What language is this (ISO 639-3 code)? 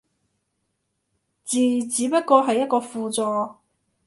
yue